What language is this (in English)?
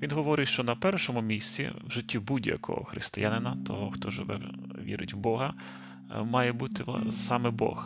Ukrainian